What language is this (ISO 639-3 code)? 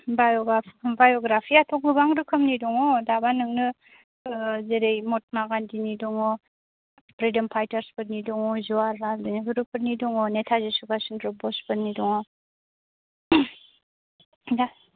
brx